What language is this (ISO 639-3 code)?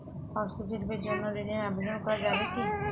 ben